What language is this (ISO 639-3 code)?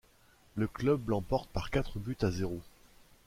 fra